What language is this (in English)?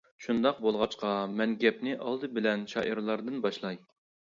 Uyghur